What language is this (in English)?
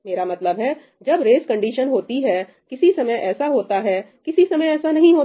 Hindi